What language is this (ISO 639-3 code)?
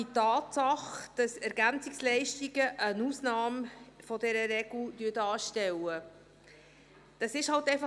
gsw